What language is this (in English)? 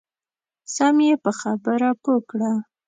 Pashto